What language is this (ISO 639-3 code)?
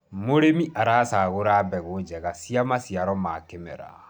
kik